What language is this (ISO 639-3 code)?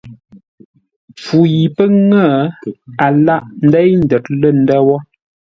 nla